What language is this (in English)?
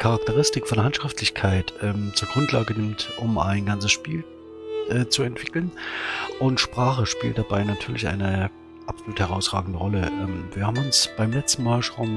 German